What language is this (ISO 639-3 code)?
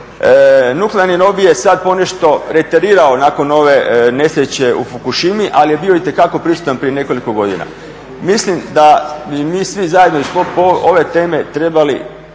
hrv